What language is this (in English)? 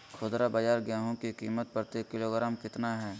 Magahi